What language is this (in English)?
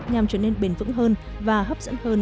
Vietnamese